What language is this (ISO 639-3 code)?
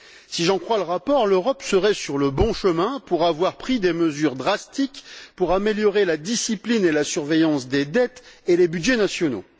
fra